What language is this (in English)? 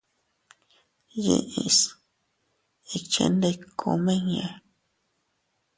Teutila Cuicatec